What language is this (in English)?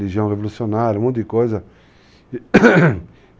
Portuguese